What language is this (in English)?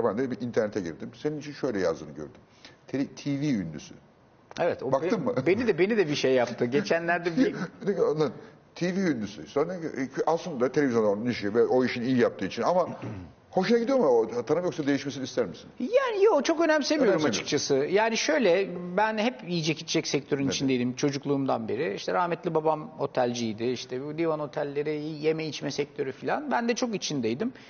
Turkish